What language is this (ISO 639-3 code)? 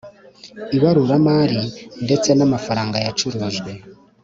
kin